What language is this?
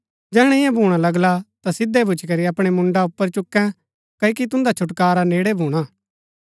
Gaddi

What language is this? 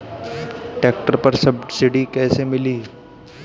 Bhojpuri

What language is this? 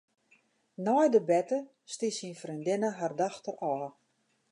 Western Frisian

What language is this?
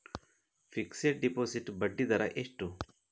Kannada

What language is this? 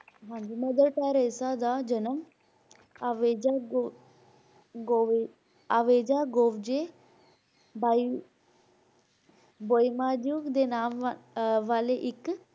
Punjabi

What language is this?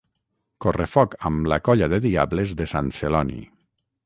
Catalan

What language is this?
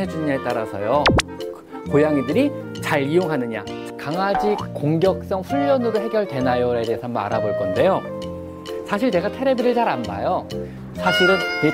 Korean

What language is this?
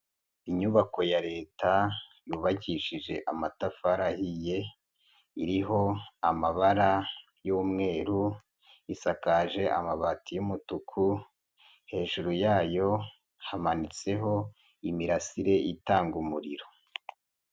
Kinyarwanda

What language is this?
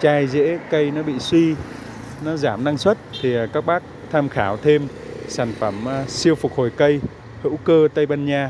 Vietnamese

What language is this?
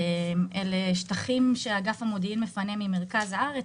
Hebrew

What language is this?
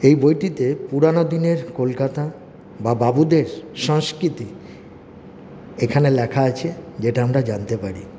Bangla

